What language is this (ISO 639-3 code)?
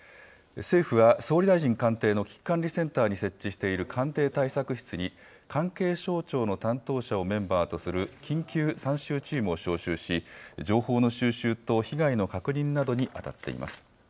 jpn